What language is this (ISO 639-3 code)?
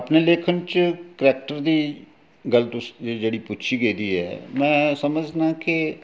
doi